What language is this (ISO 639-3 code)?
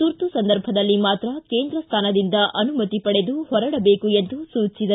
kan